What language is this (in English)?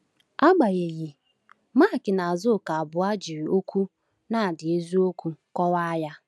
Igbo